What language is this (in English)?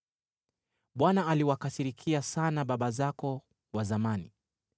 Swahili